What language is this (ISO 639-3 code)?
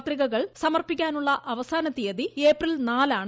mal